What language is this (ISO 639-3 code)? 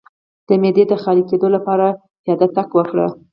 pus